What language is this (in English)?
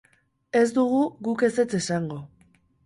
Basque